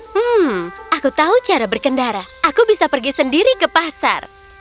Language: Indonesian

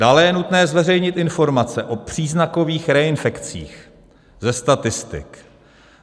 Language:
Czech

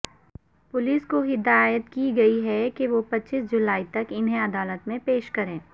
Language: Urdu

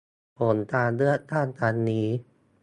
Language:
Thai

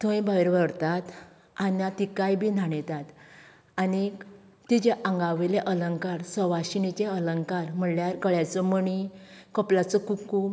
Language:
Konkani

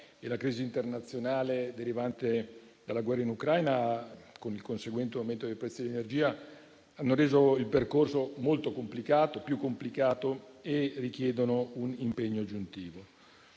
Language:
Italian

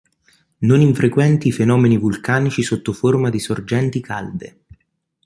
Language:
Italian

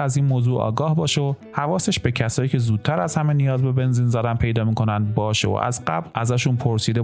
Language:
Persian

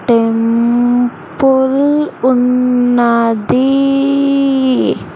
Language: Telugu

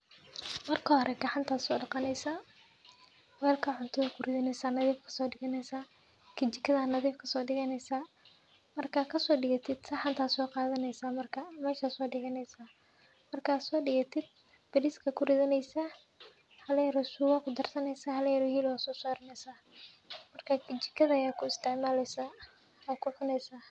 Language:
Somali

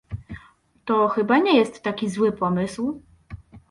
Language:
Polish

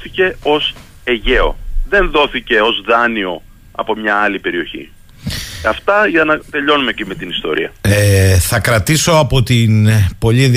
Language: Greek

